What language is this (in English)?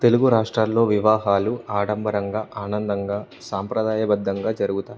Telugu